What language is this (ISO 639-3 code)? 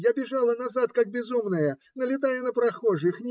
rus